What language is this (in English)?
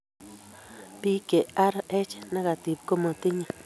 Kalenjin